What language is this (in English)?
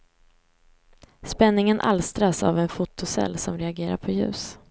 Swedish